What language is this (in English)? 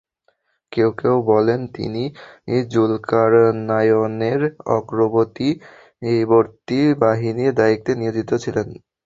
Bangla